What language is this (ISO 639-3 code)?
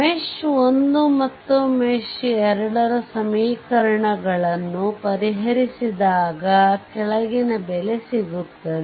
kan